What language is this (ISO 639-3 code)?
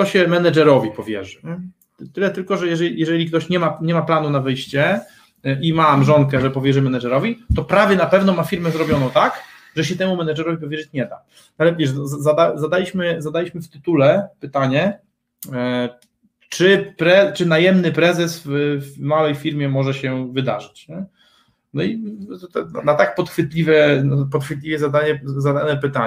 pol